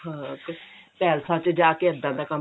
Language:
Punjabi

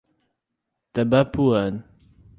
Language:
Portuguese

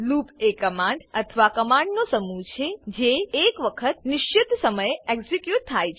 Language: Gujarati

